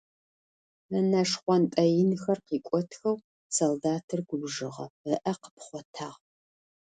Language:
Adyghe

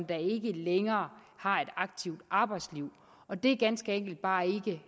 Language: Danish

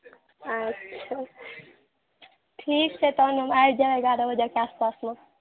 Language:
Maithili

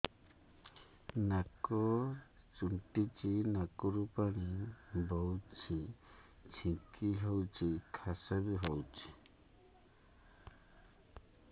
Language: Odia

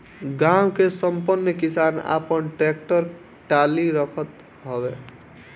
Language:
Bhojpuri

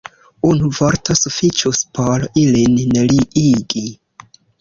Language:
Esperanto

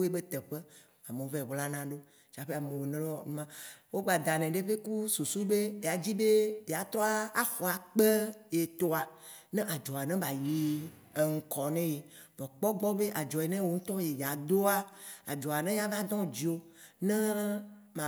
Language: Waci Gbe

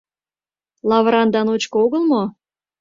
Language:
Mari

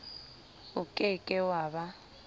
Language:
Southern Sotho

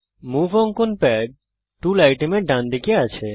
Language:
Bangla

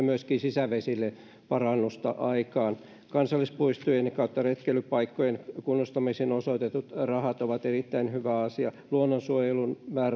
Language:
Finnish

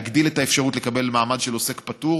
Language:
Hebrew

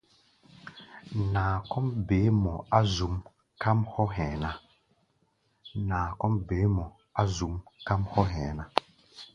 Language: Gbaya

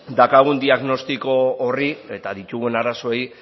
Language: Basque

